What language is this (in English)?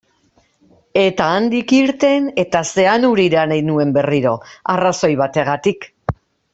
Basque